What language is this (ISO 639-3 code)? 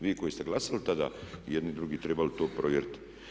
hrv